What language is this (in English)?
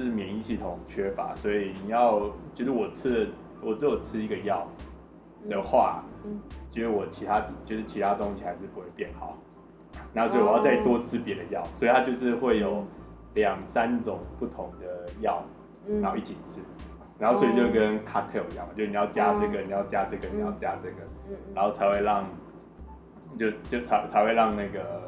Chinese